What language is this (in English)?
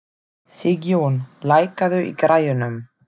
Icelandic